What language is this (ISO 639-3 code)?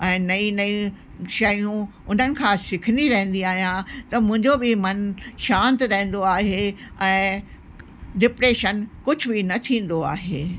snd